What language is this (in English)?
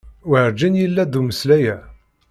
Kabyle